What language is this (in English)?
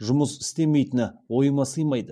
Kazakh